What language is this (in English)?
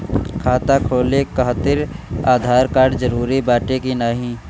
Bhojpuri